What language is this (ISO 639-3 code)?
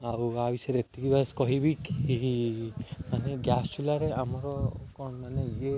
ori